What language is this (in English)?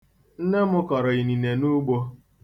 Igbo